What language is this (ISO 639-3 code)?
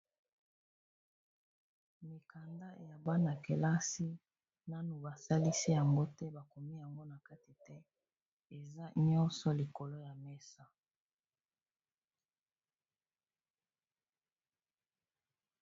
lin